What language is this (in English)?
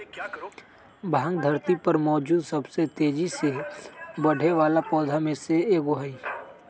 Magahi